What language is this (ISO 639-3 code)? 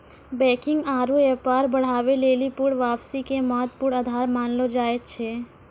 mai